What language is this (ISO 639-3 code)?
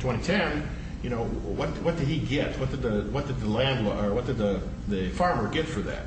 eng